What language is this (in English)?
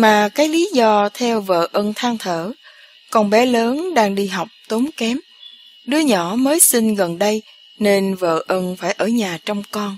Vietnamese